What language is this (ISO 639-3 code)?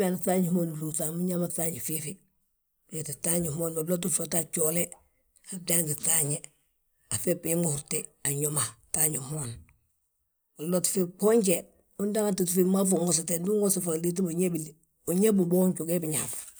bjt